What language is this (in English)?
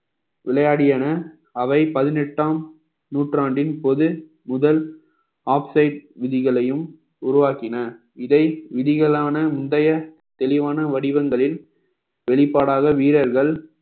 Tamil